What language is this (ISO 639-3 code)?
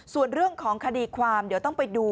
tha